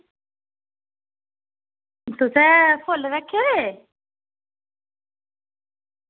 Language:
Dogri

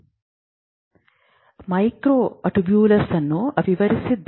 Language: Kannada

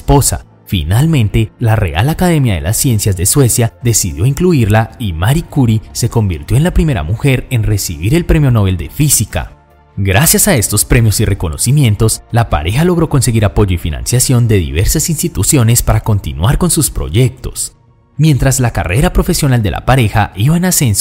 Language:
Spanish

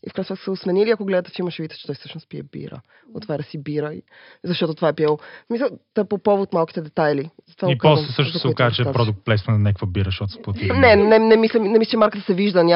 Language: Bulgarian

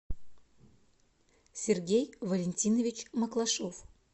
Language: Russian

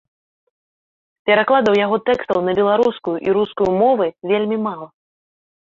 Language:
Belarusian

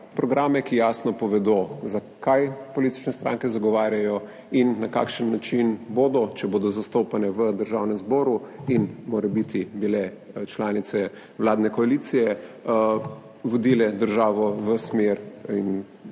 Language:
Slovenian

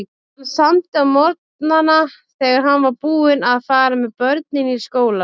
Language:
Icelandic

